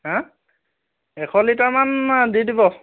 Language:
Assamese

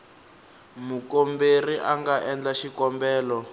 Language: Tsonga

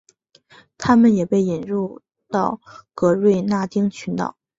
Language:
Chinese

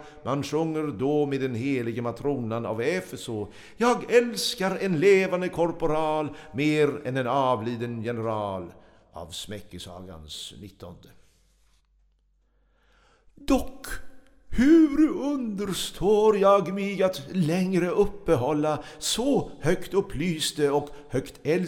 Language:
Swedish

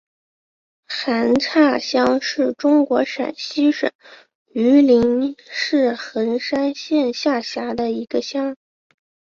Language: Chinese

